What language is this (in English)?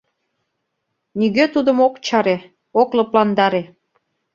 Mari